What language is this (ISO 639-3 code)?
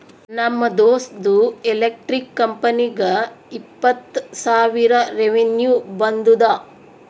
kan